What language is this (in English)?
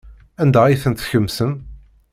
Kabyle